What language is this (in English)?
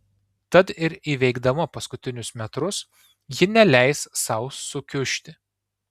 Lithuanian